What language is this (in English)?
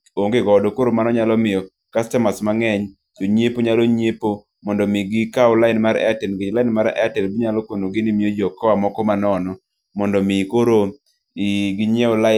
Luo (Kenya and Tanzania)